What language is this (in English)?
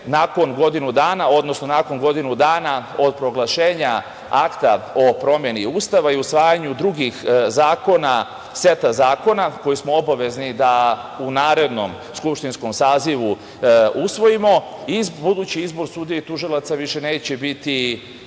Serbian